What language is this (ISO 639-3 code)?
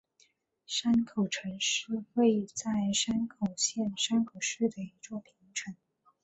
zho